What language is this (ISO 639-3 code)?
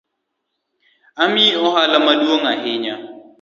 luo